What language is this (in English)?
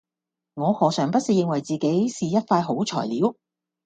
Cantonese